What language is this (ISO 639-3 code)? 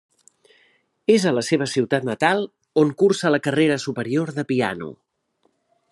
cat